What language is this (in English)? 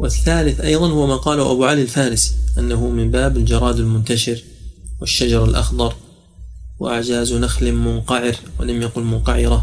Arabic